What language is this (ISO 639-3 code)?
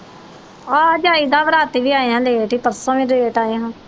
pan